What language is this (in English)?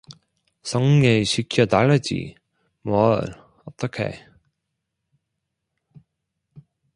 Korean